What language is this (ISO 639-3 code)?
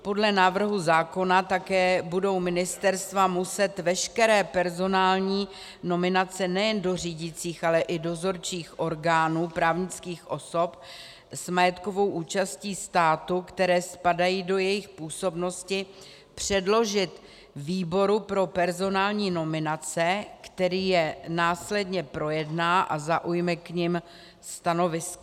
ces